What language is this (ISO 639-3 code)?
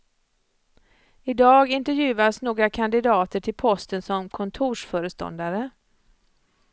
swe